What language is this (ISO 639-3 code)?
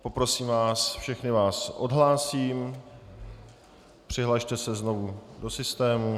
ces